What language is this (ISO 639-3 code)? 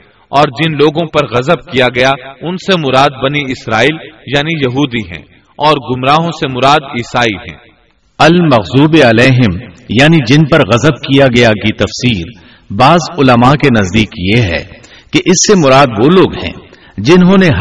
urd